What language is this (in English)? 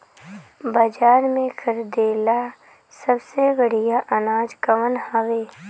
Bhojpuri